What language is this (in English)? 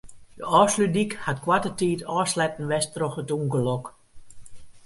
Western Frisian